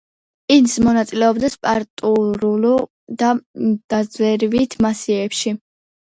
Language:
Georgian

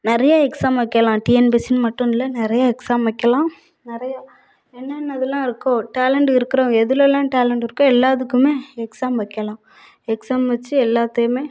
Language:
Tamil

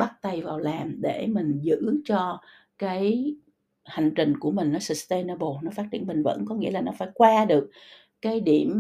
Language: Vietnamese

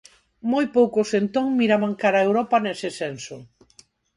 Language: Galician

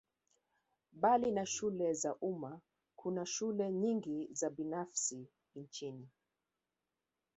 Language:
Swahili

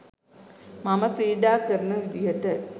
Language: Sinhala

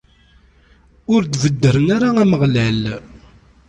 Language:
Kabyle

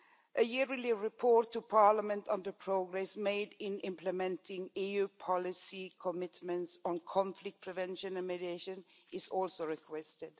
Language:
English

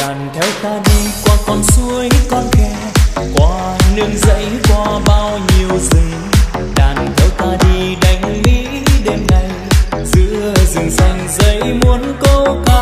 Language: Vietnamese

